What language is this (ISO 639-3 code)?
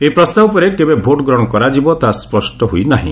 ori